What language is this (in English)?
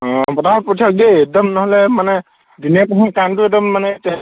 Assamese